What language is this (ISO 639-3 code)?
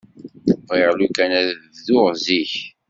kab